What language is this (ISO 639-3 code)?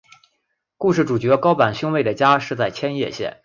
zho